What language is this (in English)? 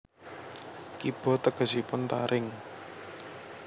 Javanese